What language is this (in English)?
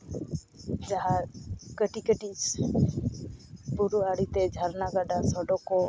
Santali